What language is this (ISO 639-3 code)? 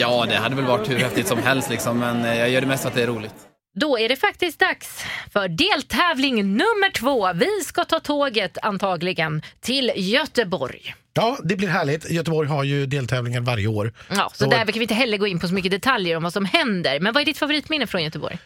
swe